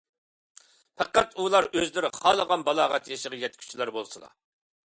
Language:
Uyghur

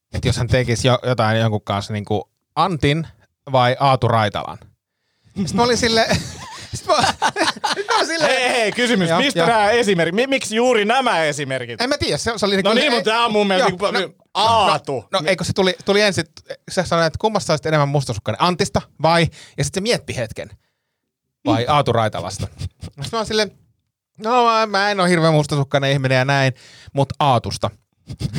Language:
Finnish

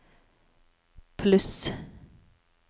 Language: Norwegian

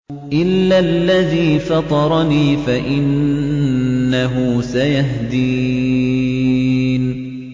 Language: Arabic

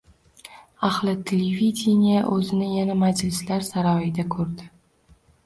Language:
Uzbek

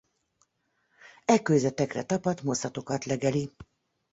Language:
Hungarian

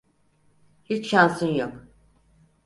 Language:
Turkish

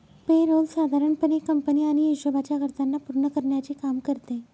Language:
Marathi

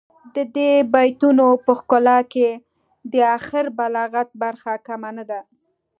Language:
Pashto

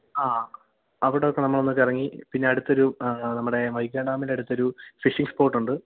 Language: Malayalam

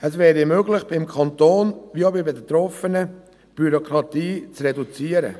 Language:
Swiss German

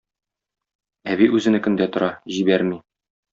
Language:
Tatar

